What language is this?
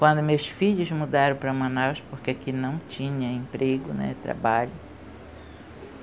Portuguese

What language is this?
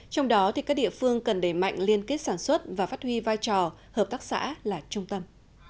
Vietnamese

